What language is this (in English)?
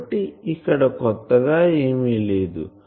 Telugu